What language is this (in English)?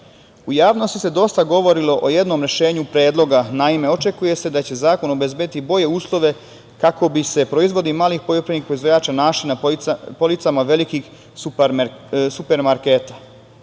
Serbian